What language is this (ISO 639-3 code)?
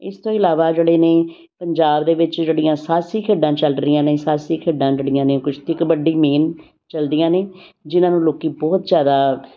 pan